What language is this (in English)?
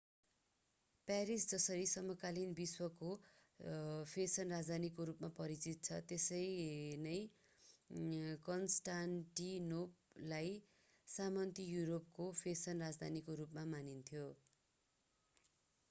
Nepali